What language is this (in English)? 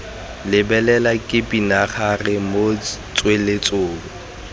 Tswana